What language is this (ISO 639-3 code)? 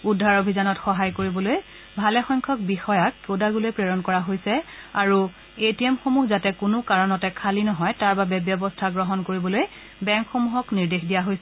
asm